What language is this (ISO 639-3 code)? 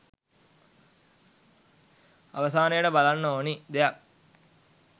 sin